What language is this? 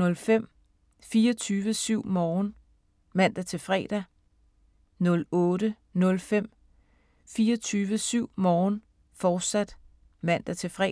Danish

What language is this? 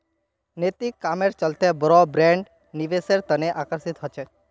Magahi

